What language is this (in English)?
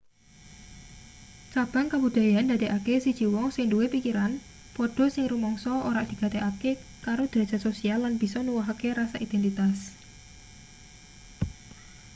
Javanese